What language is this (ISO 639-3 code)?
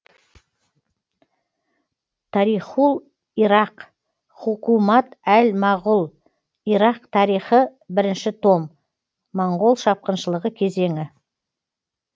kaz